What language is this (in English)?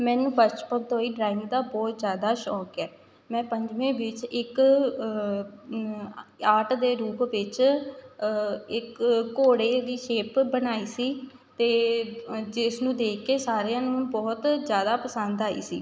Punjabi